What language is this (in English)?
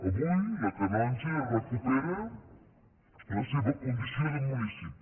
Catalan